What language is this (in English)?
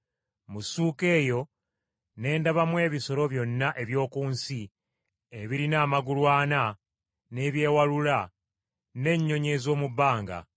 Ganda